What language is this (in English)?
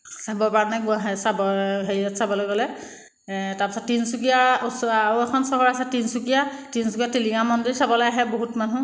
Assamese